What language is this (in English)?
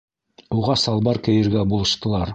Bashkir